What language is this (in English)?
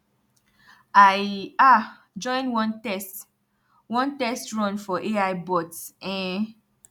Nigerian Pidgin